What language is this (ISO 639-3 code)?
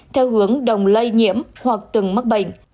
vie